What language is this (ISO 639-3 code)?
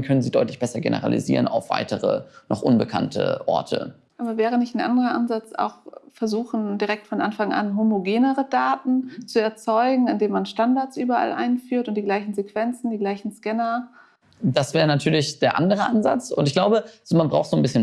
deu